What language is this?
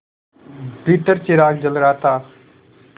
Hindi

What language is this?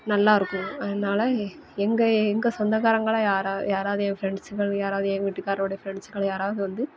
Tamil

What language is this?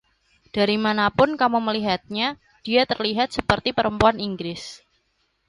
Indonesian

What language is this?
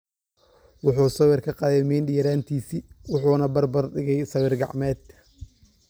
Somali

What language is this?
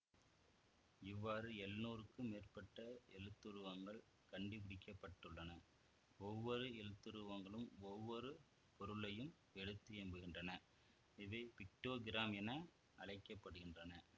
Tamil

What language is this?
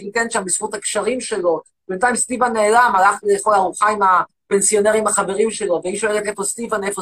Hebrew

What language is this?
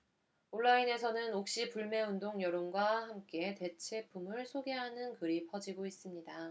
Korean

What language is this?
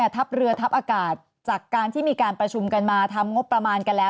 Thai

